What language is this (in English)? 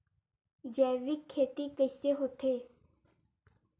Chhattisgarhi